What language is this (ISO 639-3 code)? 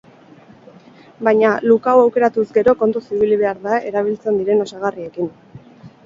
eus